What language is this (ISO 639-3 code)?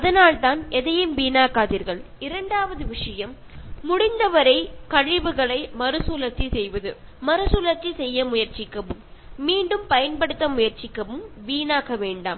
tam